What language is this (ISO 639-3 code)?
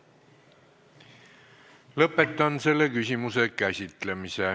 est